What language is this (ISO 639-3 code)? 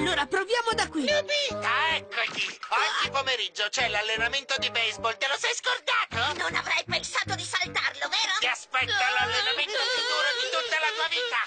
ita